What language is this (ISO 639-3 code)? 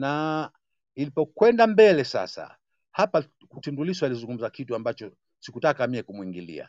swa